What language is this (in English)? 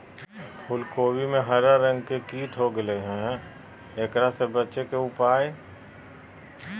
Magahi